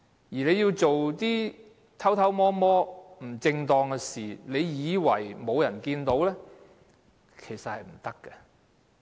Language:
Cantonese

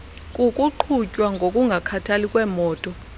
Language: Xhosa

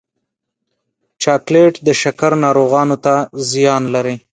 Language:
Pashto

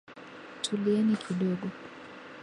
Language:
Swahili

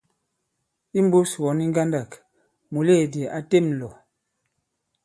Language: Bankon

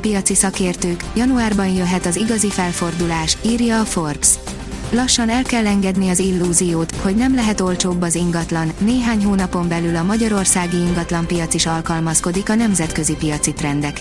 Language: Hungarian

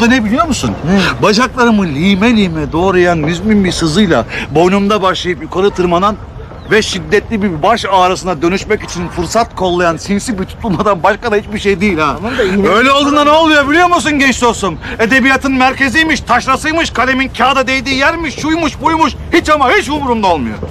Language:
Turkish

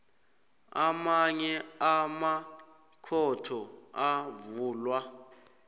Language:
South Ndebele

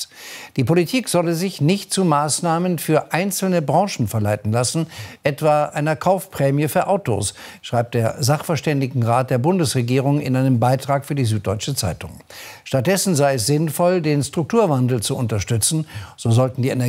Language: German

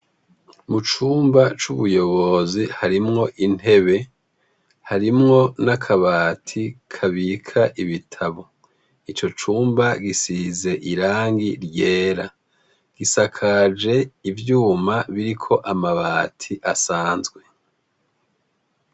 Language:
Rundi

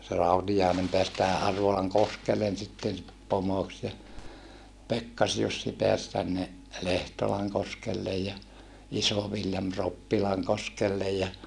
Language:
Finnish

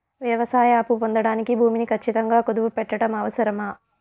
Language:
Telugu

